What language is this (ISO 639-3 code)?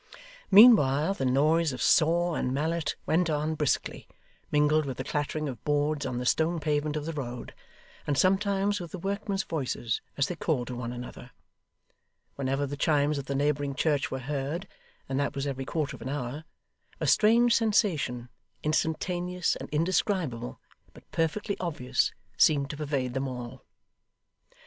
eng